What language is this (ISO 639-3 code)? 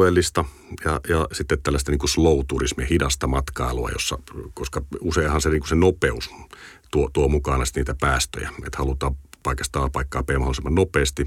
fin